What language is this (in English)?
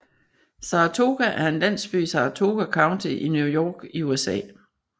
Danish